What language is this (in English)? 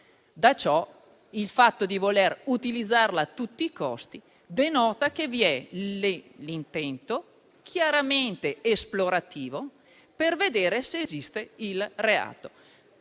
Italian